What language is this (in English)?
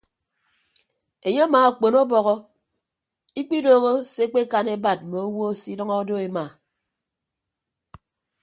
Ibibio